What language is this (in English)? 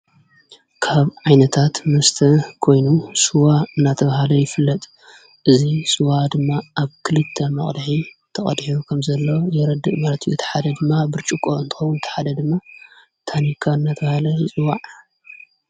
Tigrinya